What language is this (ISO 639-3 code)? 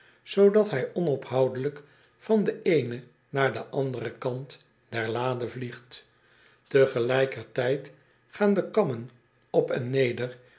nld